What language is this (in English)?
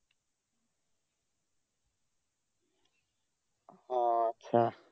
Bangla